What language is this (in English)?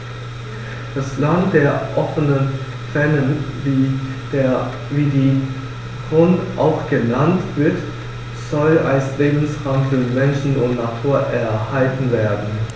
German